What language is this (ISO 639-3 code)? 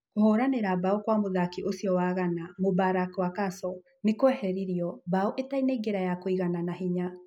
kik